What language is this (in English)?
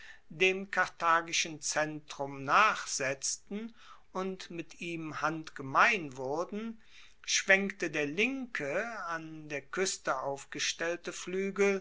German